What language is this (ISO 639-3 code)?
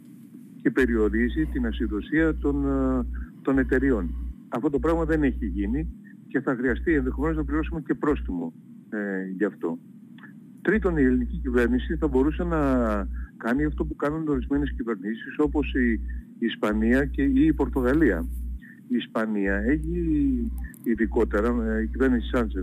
ell